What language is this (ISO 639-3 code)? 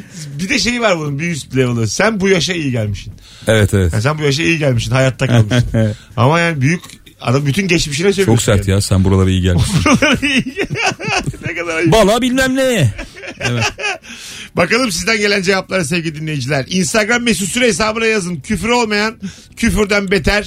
tur